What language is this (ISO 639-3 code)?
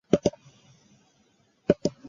jpn